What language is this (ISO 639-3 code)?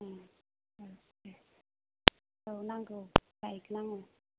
brx